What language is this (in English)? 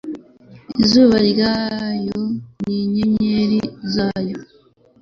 Kinyarwanda